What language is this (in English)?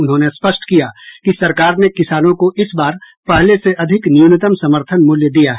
Hindi